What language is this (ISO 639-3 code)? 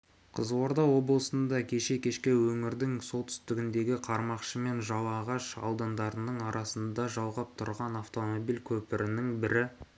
kaz